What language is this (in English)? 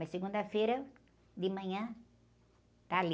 Portuguese